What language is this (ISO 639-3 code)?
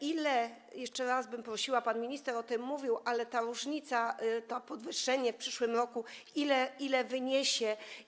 pol